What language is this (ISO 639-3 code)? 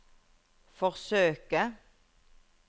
nor